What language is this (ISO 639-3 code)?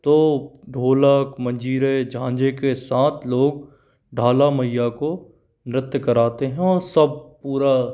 hin